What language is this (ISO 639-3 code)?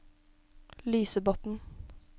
nor